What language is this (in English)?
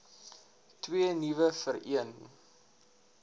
Afrikaans